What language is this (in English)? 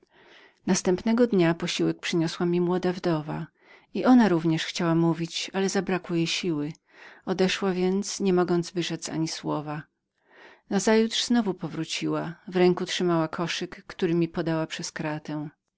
Polish